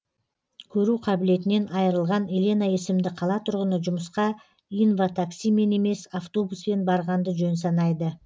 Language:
Kazakh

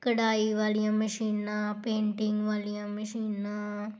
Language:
Punjabi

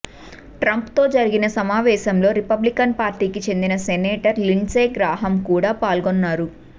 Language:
Telugu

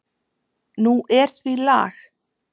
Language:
Icelandic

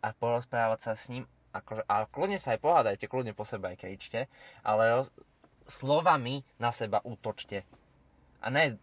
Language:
Slovak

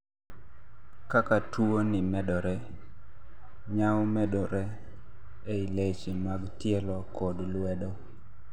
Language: Luo (Kenya and Tanzania)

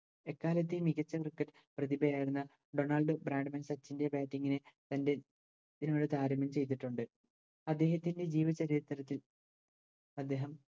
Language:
Malayalam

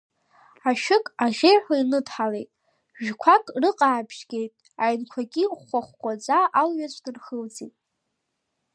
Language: Abkhazian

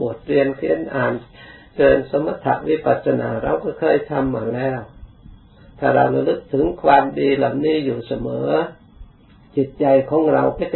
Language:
Thai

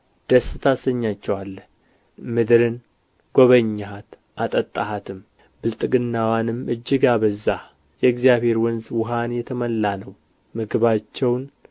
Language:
Amharic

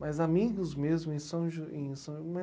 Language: Portuguese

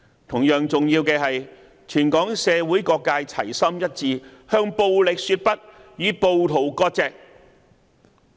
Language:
Cantonese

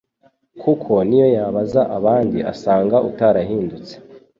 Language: Kinyarwanda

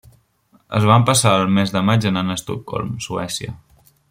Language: Catalan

